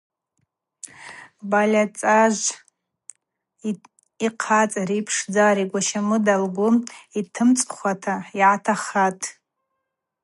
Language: Abaza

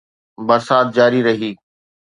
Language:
Sindhi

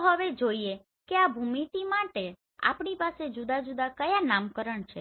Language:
Gujarati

